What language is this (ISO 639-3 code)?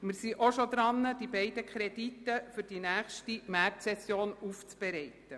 gsw